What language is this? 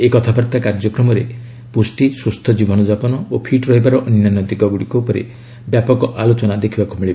Odia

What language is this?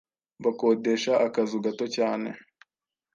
Kinyarwanda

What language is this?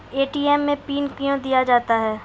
Maithili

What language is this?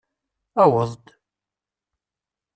Kabyle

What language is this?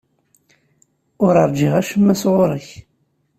Kabyle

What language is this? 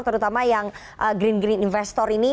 Indonesian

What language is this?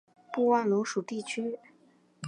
Chinese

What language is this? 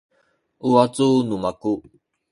Sakizaya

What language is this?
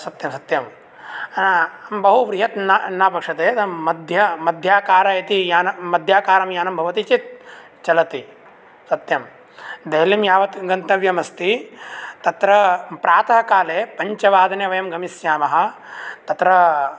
Sanskrit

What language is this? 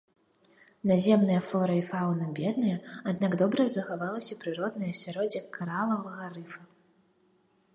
Belarusian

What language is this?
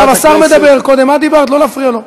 Hebrew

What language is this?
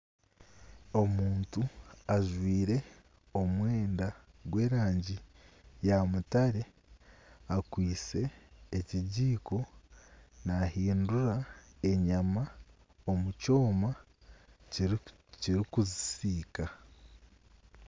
Nyankole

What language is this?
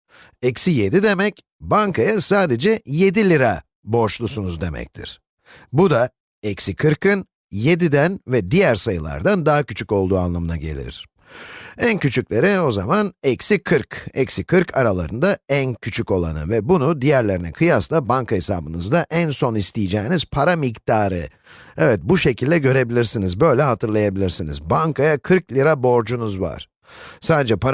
Turkish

